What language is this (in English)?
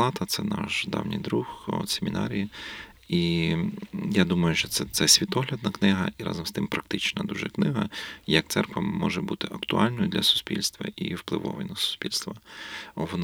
Ukrainian